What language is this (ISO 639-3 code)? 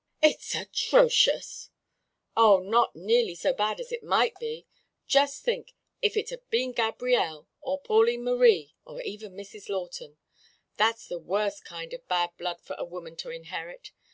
eng